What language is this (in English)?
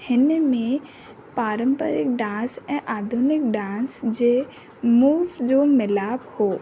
Sindhi